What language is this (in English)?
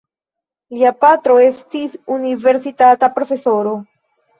Esperanto